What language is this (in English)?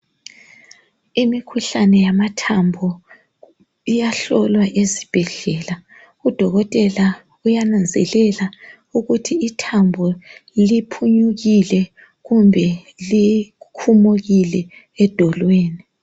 North Ndebele